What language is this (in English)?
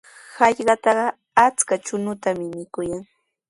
Sihuas Ancash Quechua